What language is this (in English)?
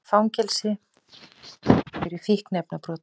Icelandic